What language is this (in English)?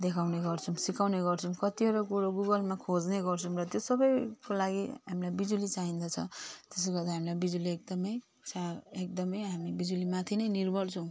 Nepali